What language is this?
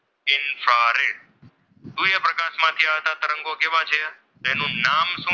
Gujarati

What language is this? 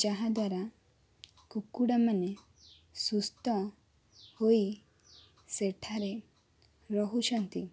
Odia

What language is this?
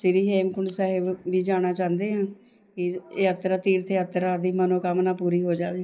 Punjabi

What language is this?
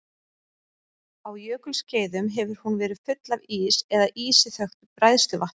Icelandic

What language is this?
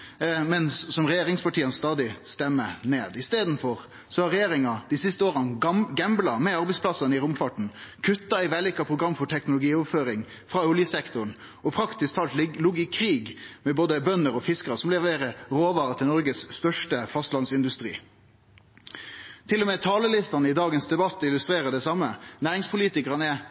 Norwegian Nynorsk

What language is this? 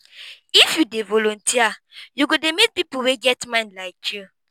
Nigerian Pidgin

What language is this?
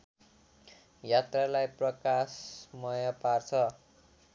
Nepali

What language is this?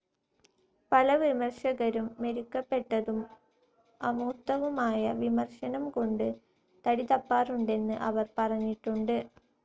Malayalam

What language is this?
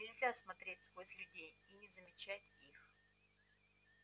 Russian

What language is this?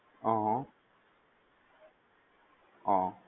Gujarati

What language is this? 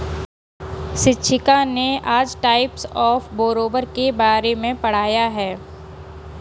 Hindi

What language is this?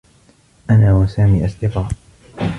Arabic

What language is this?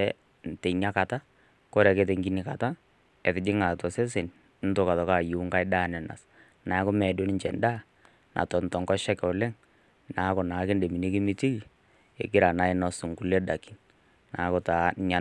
Masai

